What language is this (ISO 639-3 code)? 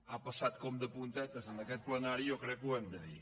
cat